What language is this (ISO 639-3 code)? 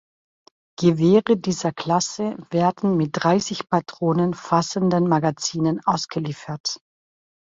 deu